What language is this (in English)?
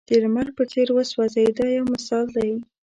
Pashto